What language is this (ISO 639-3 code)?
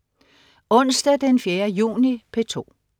dan